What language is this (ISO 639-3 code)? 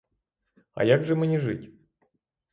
ukr